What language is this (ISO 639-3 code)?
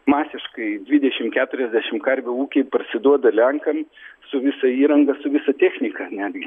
lit